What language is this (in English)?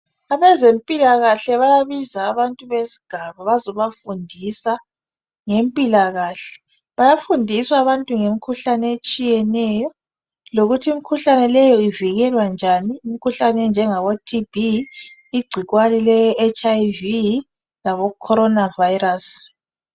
North Ndebele